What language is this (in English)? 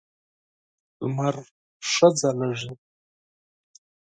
Pashto